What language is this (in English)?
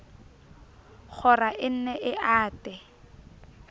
Southern Sotho